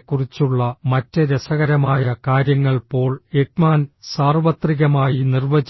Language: Malayalam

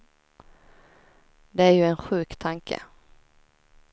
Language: Swedish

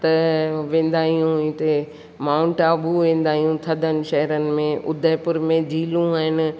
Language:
Sindhi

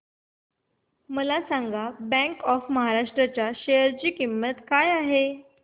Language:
Marathi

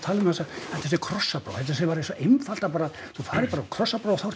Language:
Icelandic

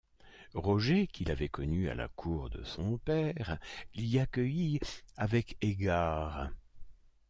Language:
French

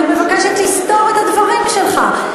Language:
Hebrew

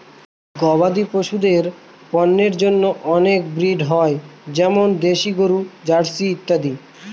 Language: Bangla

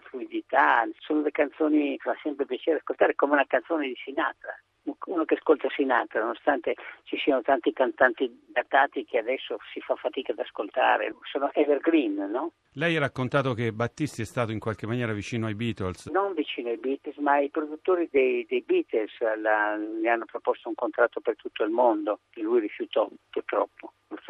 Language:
Italian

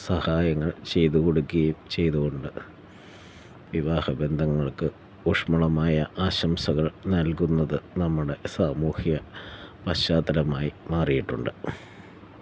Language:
Malayalam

